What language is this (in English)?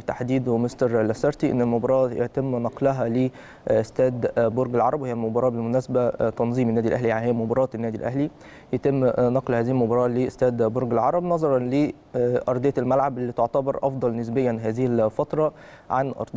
Arabic